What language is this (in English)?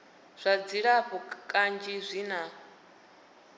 Venda